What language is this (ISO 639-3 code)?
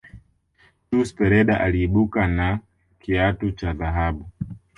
swa